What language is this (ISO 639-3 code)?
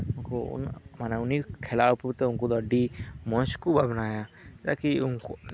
sat